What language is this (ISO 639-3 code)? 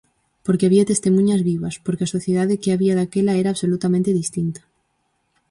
glg